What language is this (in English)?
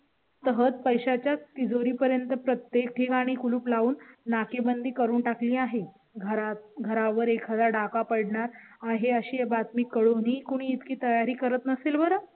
Marathi